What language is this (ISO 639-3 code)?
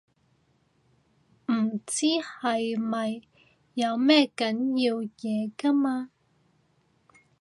yue